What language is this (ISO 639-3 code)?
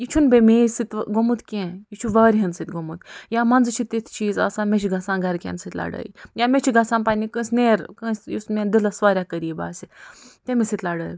kas